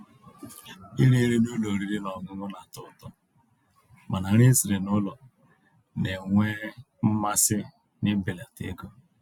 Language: Igbo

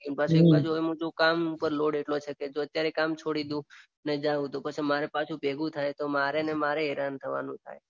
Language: Gujarati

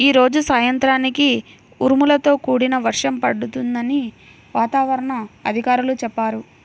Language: Telugu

